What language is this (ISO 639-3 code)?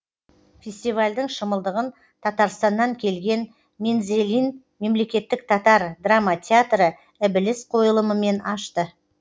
kaz